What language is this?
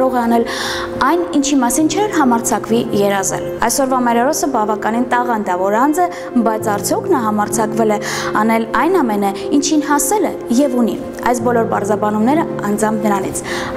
Romanian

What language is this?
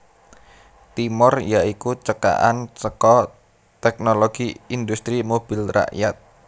Javanese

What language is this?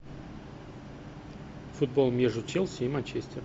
Russian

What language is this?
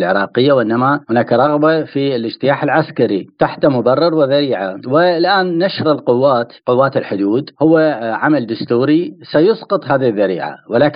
Arabic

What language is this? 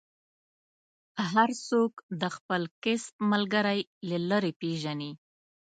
Pashto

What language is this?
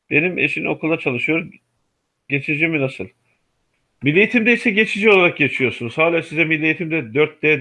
Turkish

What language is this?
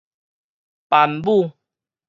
Min Nan Chinese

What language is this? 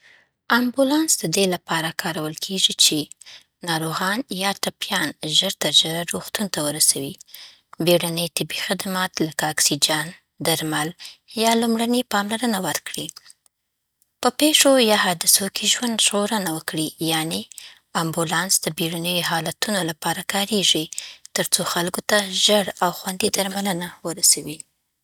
Southern Pashto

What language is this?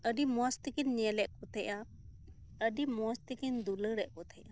Santali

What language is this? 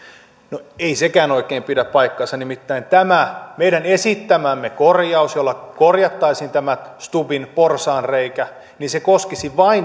Finnish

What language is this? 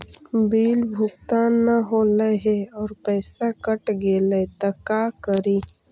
Magahi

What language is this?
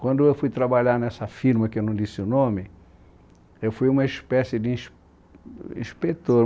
Portuguese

